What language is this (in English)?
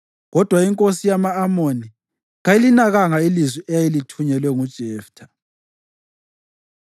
North Ndebele